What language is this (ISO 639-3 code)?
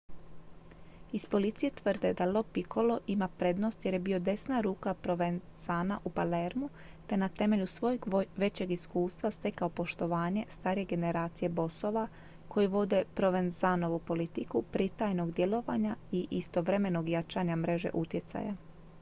hrv